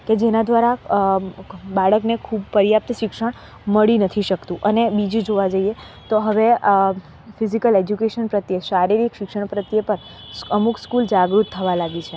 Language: Gujarati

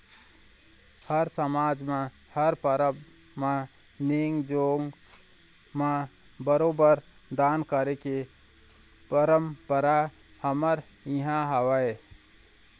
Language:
Chhattisgarhi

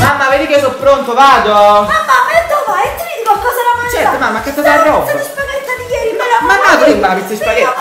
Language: Italian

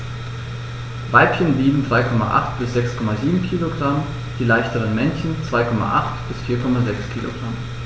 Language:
German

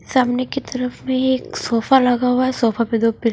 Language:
Hindi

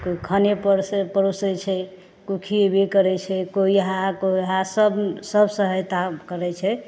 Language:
Maithili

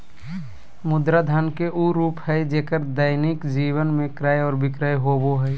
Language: Magahi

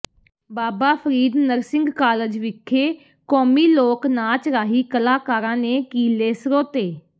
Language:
Punjabi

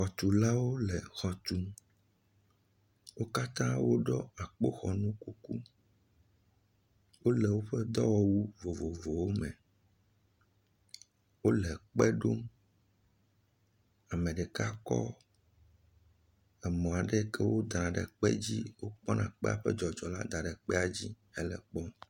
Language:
Ewe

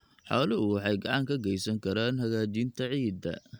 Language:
Somali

